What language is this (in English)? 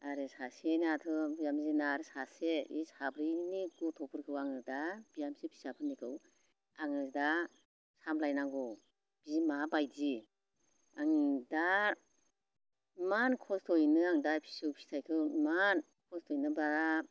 Bodo